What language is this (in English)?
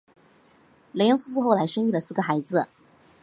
Chinese